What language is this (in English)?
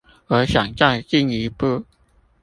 Chinese